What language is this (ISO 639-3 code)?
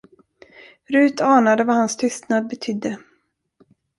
swe